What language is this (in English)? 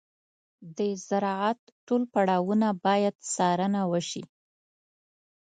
Pashto